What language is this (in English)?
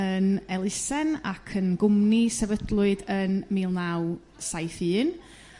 Welsh